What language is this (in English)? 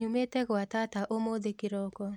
Kikuyu